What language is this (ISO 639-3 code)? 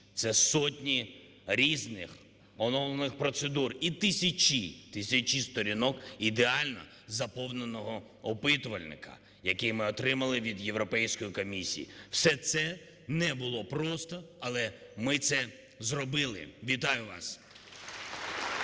ukr